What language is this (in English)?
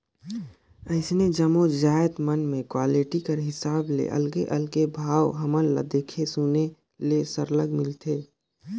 Chhattisgarhi